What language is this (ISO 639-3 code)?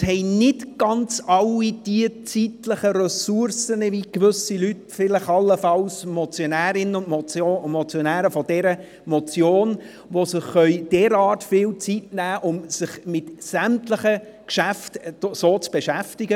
gsw